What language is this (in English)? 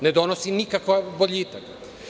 Serbian